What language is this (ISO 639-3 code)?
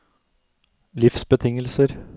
nor